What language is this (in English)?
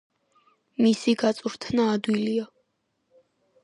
Georgian